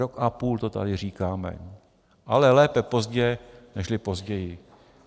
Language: Czech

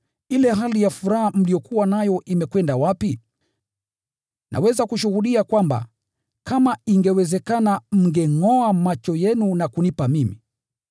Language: Swahili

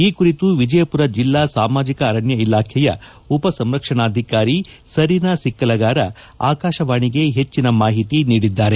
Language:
Kannada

